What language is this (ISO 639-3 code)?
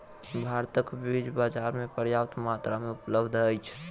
mai